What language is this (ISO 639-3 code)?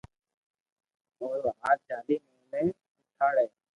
lrk